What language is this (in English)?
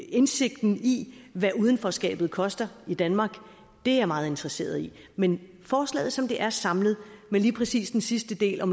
Danish